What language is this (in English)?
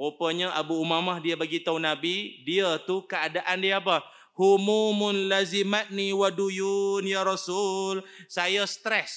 Malay